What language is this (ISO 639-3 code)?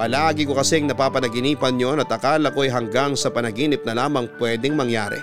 fil